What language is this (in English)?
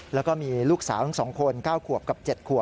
Thai